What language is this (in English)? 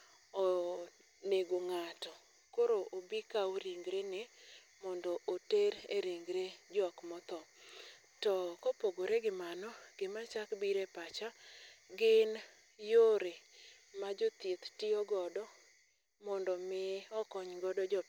Luo (Kenya and Tanzania)